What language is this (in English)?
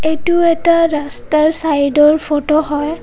Assamese